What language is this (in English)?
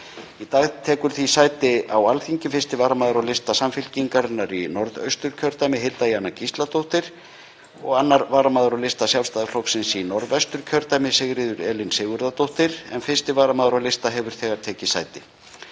Icelandic